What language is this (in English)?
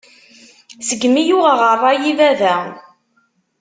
Kabyle